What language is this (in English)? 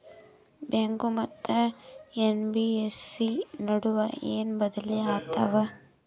Kannada